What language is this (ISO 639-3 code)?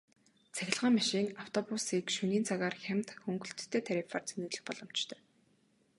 mon